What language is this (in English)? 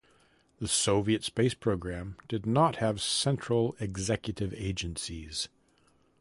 English